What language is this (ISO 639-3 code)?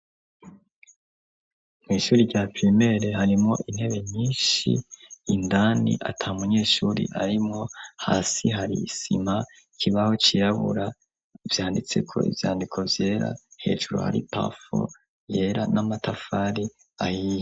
run